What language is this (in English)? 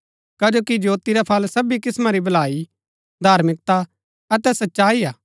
Gaddi